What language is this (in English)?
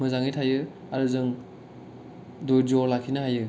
Bodo